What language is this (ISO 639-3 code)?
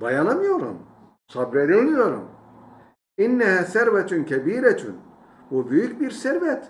tur